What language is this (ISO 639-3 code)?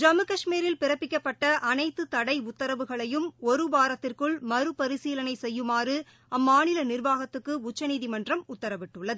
tam